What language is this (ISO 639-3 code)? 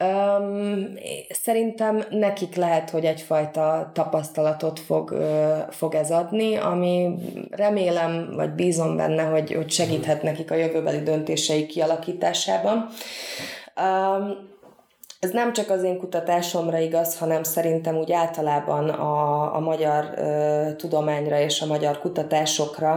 hun